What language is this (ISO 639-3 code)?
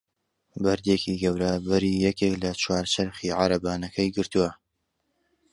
ckb